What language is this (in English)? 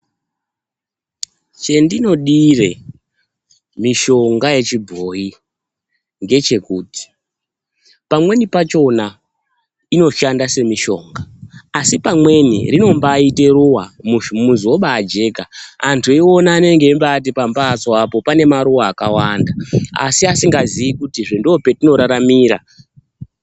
Ndau